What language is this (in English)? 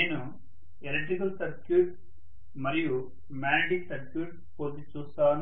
Telugu